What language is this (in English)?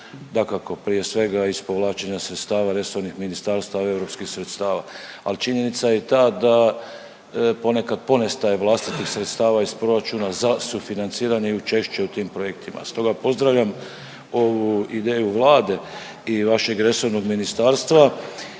Croatian